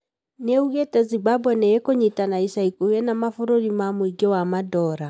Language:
Kikuyu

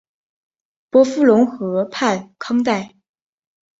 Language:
Chinese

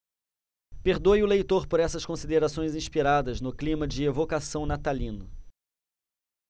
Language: Portuguese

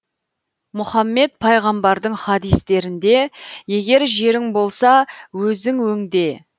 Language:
Kazakh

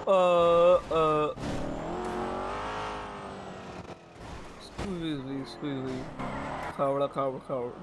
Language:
Hindi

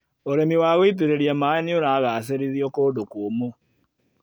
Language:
Kikuyu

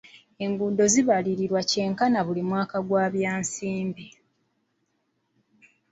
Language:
Ganda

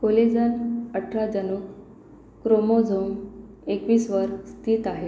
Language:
Marathi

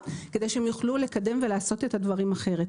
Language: Hebrew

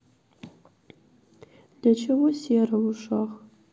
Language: Russian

